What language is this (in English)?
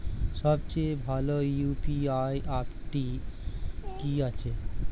Bangla